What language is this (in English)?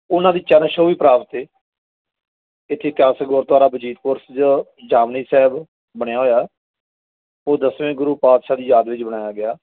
Punjabi